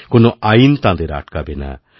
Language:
Bangla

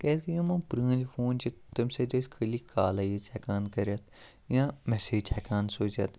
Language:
Kashmiri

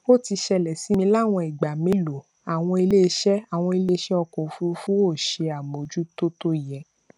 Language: Yoruba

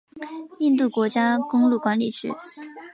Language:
Chinese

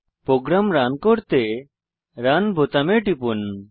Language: Bangla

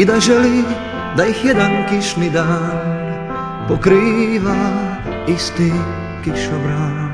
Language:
Czech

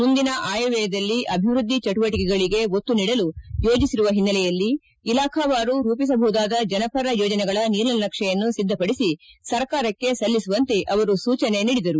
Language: Kannada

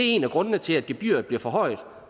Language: Danish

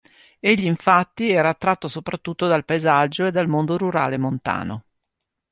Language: Italian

